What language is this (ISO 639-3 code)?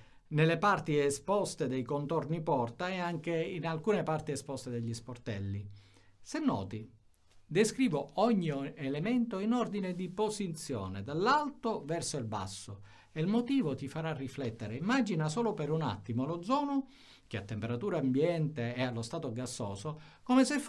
ita